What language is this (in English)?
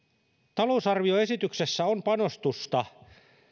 Finnish